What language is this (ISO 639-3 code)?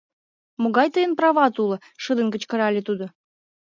chm